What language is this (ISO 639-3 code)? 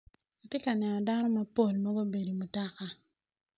ach